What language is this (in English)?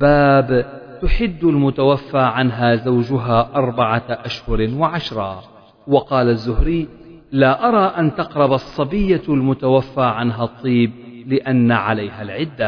Arabic